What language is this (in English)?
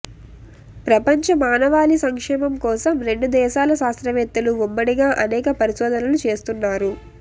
Telugu